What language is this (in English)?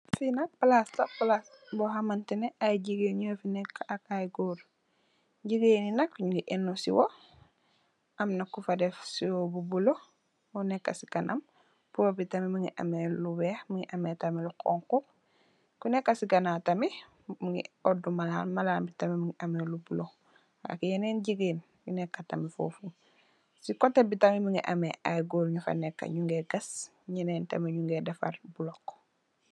Wolof